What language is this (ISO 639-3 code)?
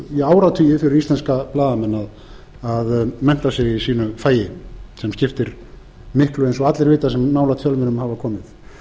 isl